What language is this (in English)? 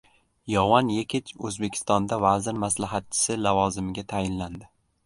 Uzbek